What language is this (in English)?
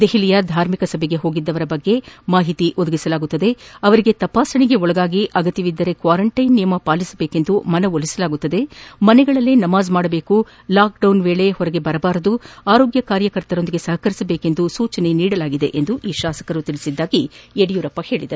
Kannada